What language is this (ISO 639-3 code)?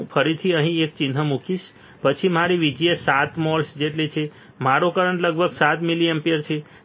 guj